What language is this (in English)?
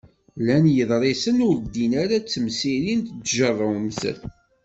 Kabyle